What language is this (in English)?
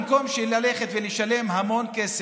Hebrew